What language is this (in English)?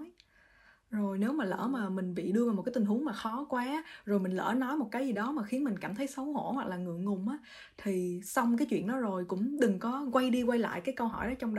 Vietnamese